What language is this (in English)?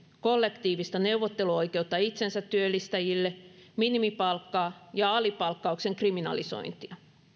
Finnish